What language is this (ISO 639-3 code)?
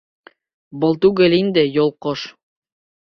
bak